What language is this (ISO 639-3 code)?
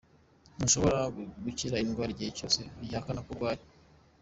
kin